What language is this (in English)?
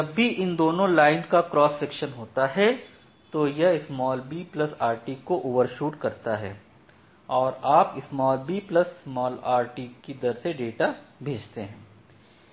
Hindi